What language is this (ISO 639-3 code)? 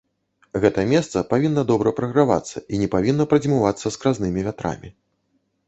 bel